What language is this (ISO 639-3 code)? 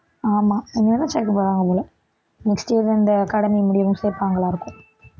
tam